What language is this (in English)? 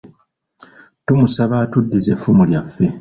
Ganda